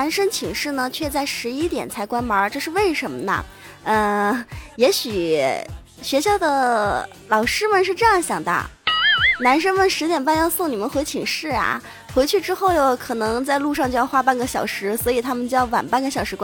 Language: Chinese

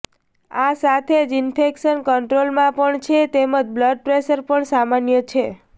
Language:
Gujarati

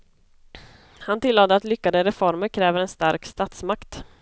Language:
Swedish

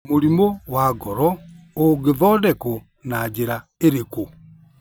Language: Kikuyu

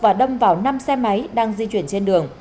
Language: Vietnamese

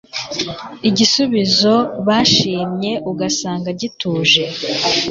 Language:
Kinyarwanda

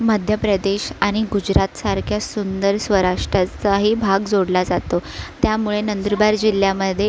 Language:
Marathi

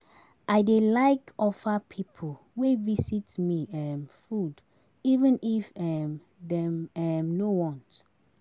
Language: Nigerian Pidgin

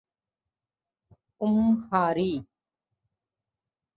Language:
Urdu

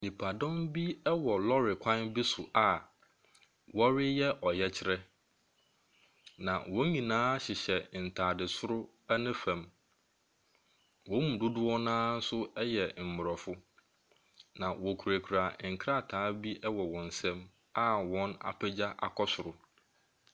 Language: Akan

